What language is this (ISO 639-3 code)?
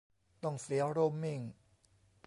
tha